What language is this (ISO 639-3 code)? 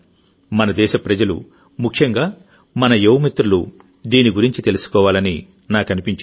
tel